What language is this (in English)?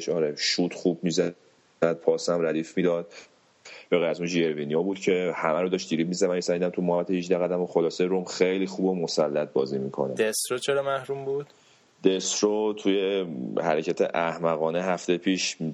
Persian